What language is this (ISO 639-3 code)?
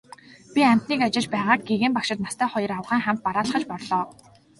mon